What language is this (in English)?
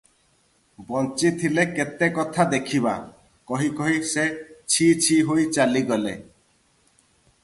Odia